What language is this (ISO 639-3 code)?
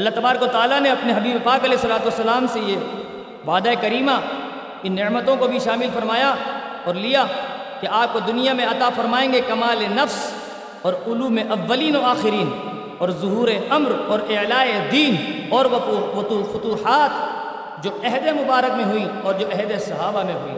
urd